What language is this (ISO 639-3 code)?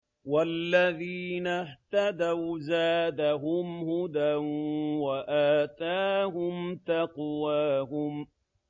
ara